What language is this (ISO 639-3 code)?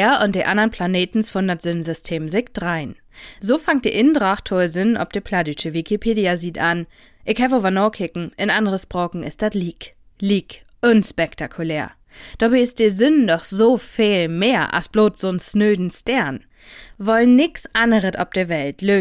deu